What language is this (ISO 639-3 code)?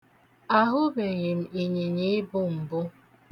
ibo